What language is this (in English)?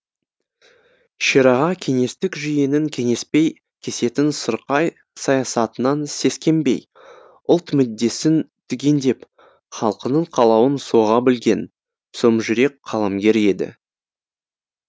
Kazakh